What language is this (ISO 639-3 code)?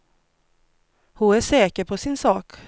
swe